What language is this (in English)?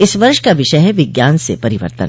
Hindi